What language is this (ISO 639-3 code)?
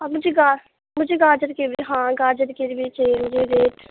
urd